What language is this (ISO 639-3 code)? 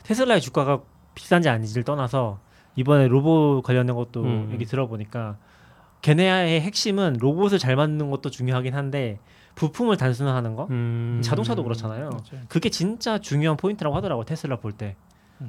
kor